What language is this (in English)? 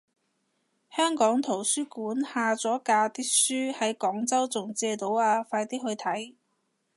Cantonese